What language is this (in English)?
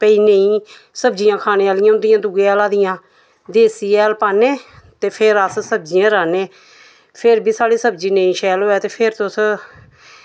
Dogri